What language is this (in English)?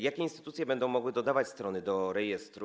Polish